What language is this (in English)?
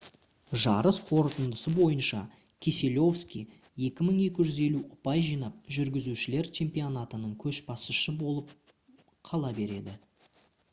Kazakh